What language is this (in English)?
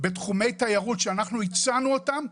Hebrew